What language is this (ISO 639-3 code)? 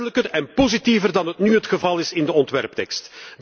nld